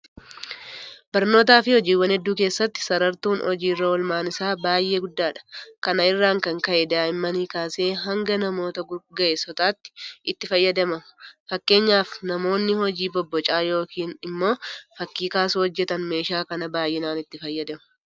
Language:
Oromo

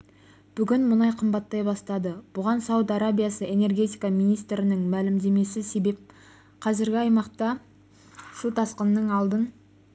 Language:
Kazakh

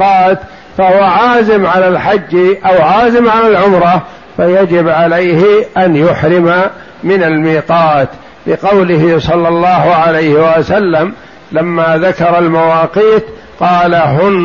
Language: Arabic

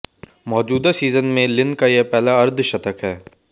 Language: Hindi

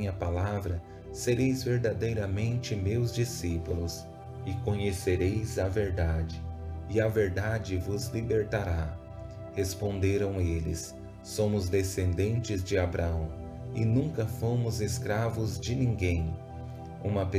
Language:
Portuguese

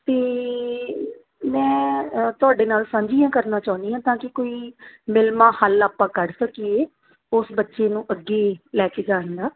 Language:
Punjabi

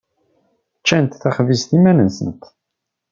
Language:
Kabyle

